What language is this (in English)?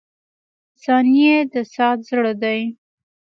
Pashto